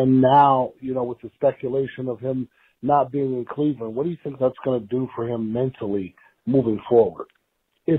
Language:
English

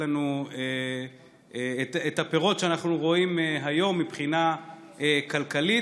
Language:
Hebrew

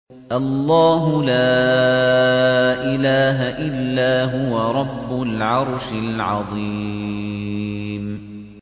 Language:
Arabic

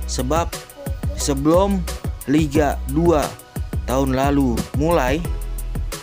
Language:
Indonesian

